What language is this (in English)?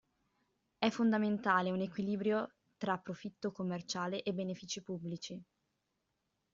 Italian